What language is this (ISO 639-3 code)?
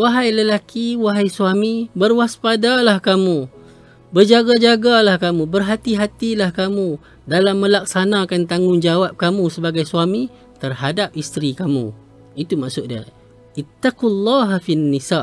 msa